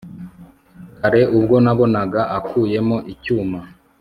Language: Kinyarwanda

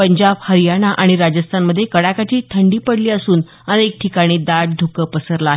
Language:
Marathi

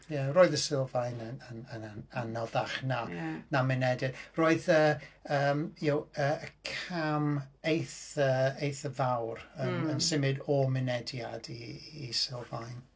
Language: Welsh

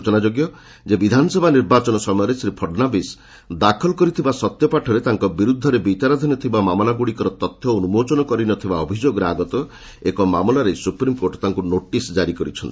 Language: Odia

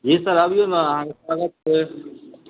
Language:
Maithili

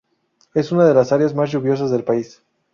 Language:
Spanish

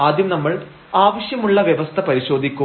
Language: Malayalam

